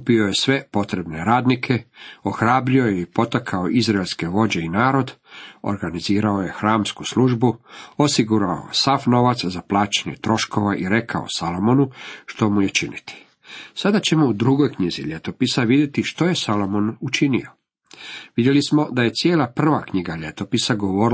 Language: Croatian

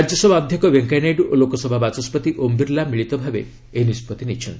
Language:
Odia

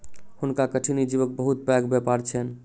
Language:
Maithili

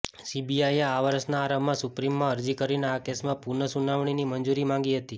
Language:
Gujarati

